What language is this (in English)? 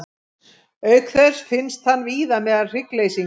Icelandic